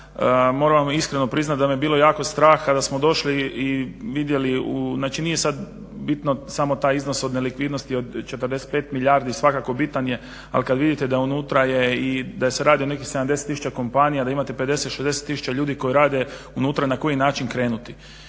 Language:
Croatian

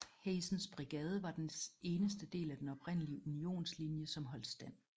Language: Danish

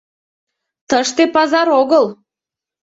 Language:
Mari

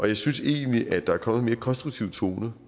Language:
Danish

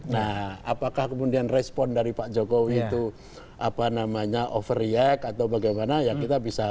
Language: Indonesian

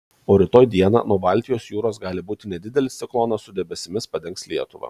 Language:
Lithuanian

